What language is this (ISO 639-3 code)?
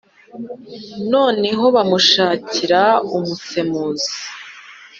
kin